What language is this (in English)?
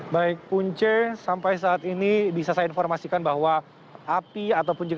Indonesian